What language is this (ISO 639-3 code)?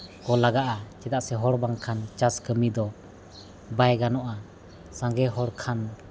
sat